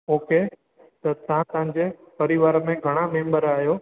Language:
Sindhi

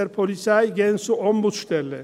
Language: Swiss German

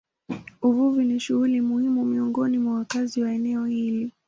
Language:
Swahili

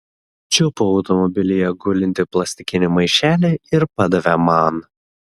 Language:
Lithuanian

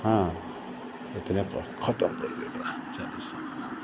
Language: Maithili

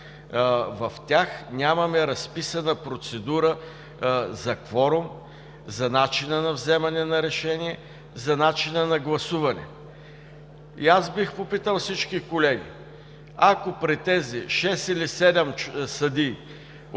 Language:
Bulgarian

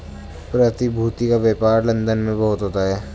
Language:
Hindi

